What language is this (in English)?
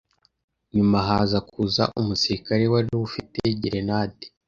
Kinyarwanda